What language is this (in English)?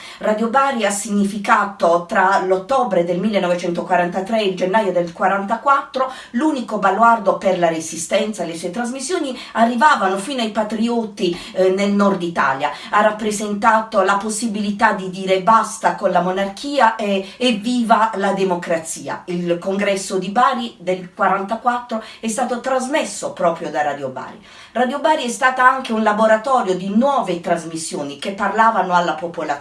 Italian